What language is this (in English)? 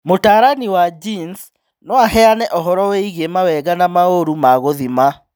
Kikuyu